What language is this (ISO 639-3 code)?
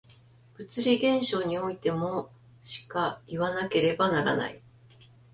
jpn